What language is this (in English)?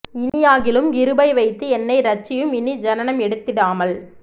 Tamil